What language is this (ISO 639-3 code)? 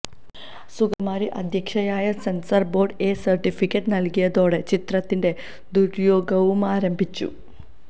mal